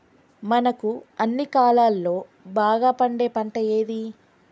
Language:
Telugu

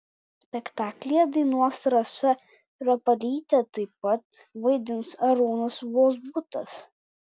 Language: Lithuanian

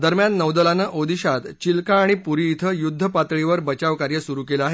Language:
Marathi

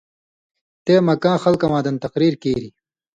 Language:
Indus Kohistani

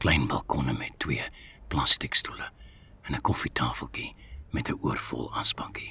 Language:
Dutch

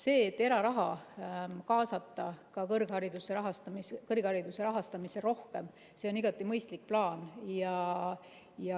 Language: Estonian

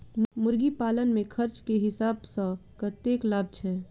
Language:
Maithili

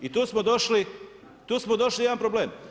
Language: Croatian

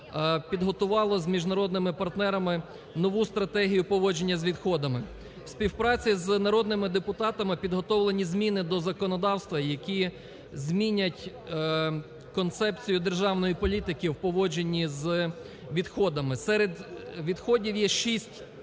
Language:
Ukrainian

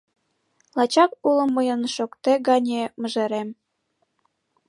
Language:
Mari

